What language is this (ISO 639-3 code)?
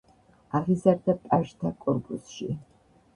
kat